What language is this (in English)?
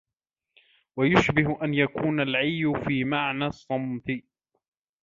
Arabic